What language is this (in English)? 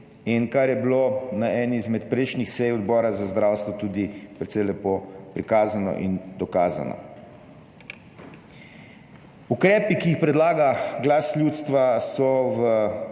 Slovenian